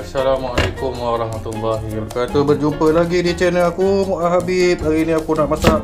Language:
Malay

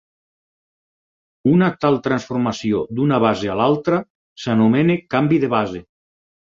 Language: Catalan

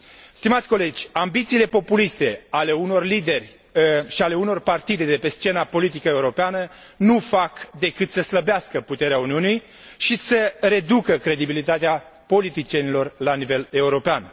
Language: Romanian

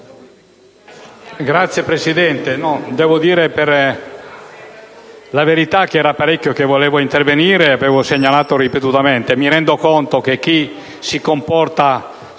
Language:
Italian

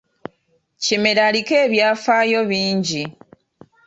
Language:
Ganda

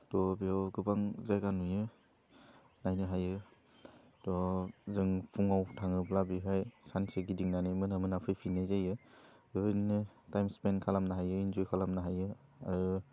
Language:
Bodo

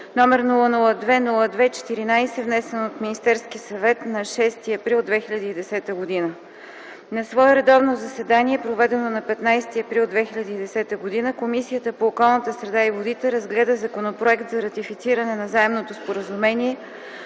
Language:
Bulgarian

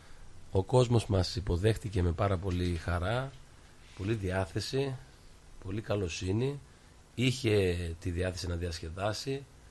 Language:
Greek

